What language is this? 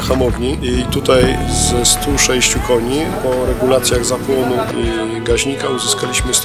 Polish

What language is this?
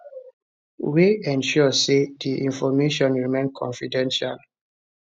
Nigerian Pidgin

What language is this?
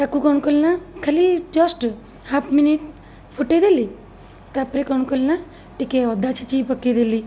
Odia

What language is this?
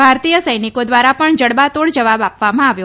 Gujarati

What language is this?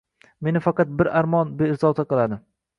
Uzbek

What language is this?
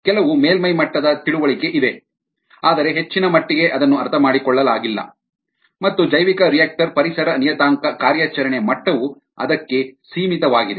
Kannada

